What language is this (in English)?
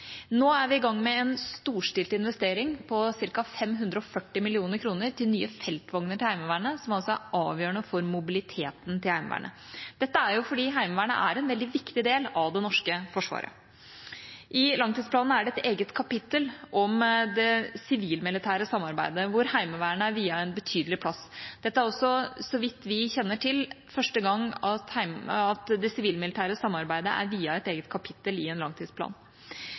Norwegian Bokmål